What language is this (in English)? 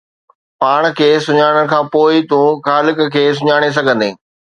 Sindhi